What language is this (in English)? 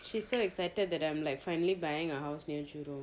English